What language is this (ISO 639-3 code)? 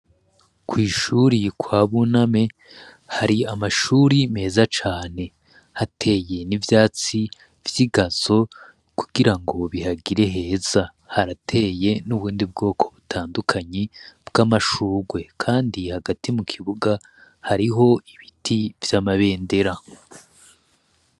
run